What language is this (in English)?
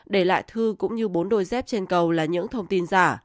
Vietnamese